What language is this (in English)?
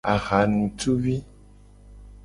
Gen